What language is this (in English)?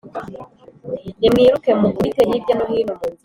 Kinyarwanda